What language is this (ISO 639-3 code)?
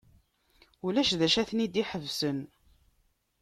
kab